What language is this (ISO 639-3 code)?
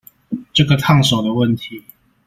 zho